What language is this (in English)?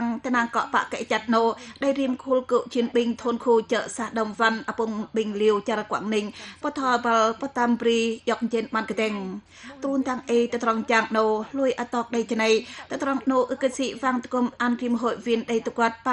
Vietnamese